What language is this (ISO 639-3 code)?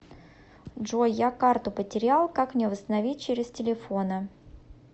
rus